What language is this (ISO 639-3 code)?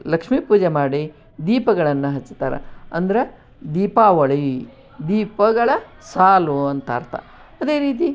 kan